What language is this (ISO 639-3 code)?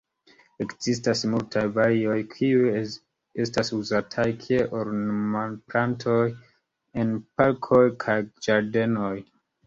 epo